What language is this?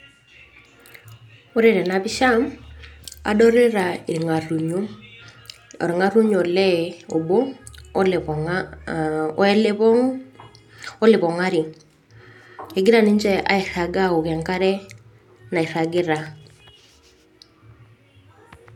Masai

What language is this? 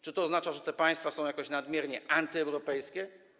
Polish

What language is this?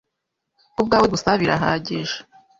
Kinyarwanda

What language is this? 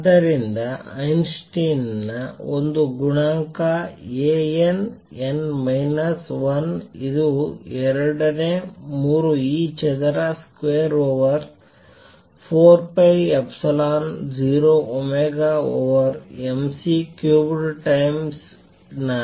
Kannada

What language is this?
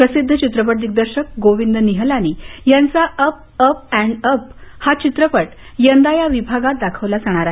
Marathi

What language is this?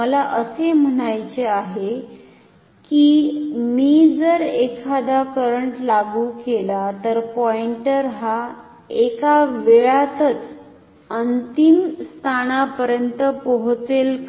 Marathi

